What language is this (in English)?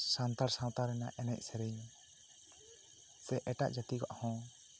Santali